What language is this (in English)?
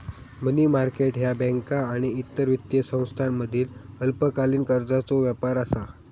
Marathi